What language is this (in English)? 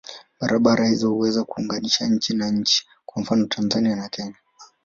Swahili